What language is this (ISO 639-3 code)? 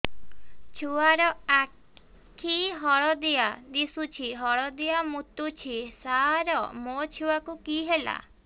ori